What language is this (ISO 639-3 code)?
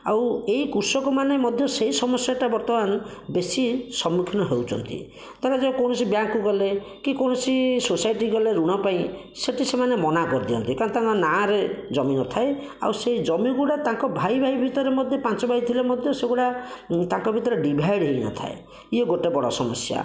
ori